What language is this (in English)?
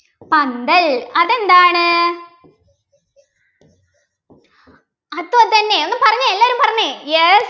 Malayalam